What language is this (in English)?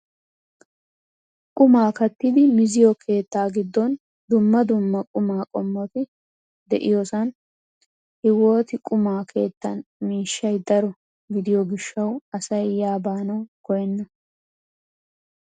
Wolaytta